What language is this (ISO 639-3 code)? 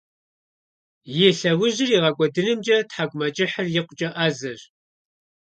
kbd